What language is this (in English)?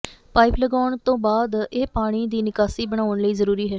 Punjabi